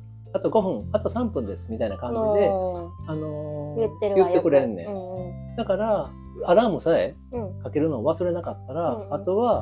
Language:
Japanese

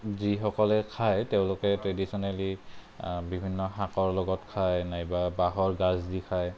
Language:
Assamese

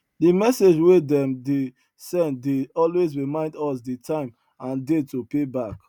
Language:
Nigerian Pidgin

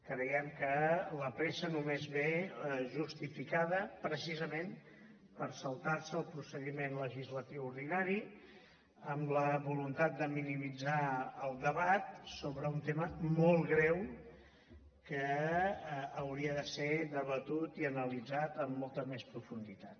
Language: Catalan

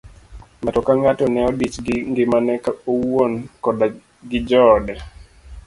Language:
Luo (Kenya and Tanzania)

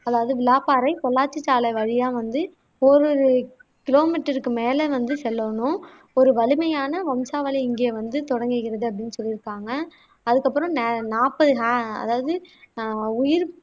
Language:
Tamil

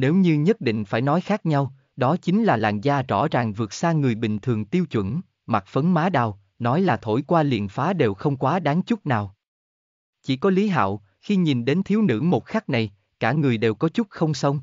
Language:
Vietnamese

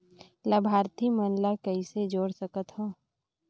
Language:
Chhattisgarhi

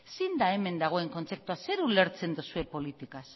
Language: Basque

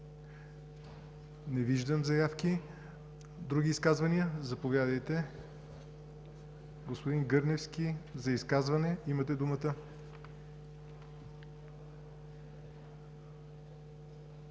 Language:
Bulgarian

